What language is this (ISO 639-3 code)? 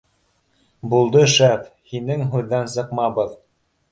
bak